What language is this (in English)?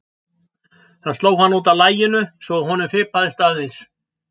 Icelandic